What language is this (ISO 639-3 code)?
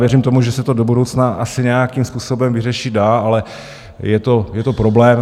ces